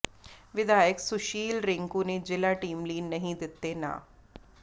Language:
Punjabi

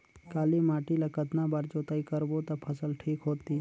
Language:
Chhattisgarhi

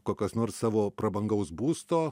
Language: Lithuanian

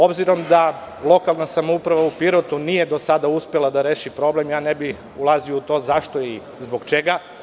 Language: Serbian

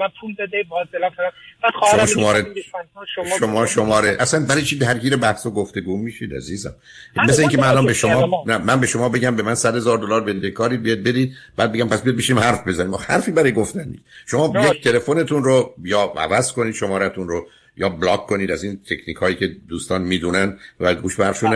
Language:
Persian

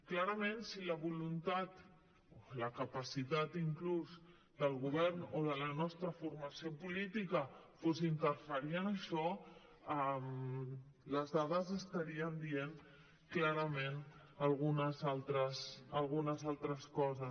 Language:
Catalan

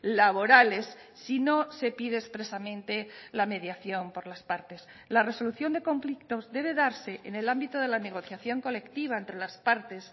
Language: Spanish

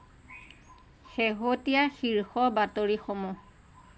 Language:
Assamese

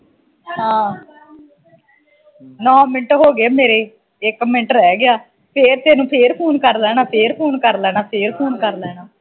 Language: Punjabi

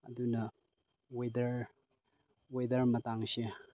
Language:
Manipuri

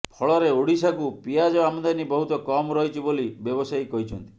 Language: Odia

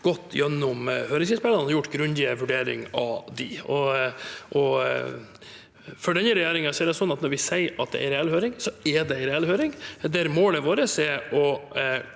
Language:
Norwegian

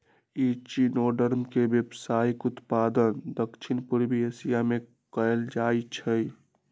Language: Magahi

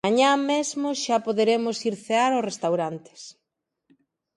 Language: Galician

